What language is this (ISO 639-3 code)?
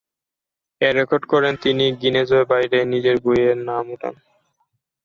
ben